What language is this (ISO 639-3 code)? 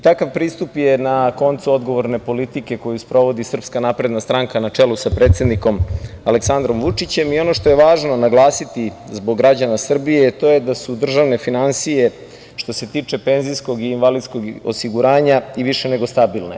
srp